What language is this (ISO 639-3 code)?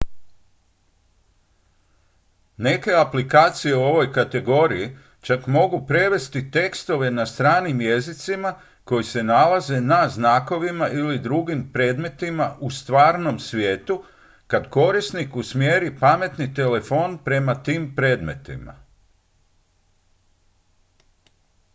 hrv